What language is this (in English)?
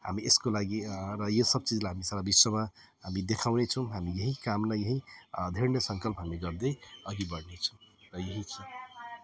Nepali